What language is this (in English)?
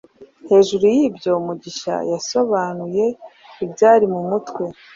Kinyarwanda